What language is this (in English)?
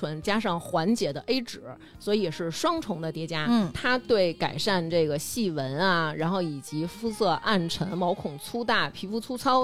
Chinese